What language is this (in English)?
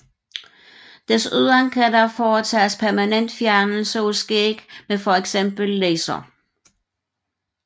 Danish